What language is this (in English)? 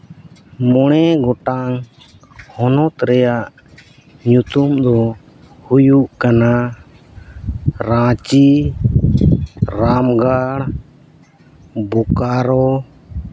Santali